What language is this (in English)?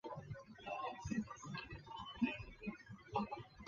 Chinese